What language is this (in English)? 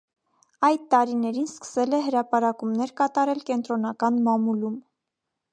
Armenian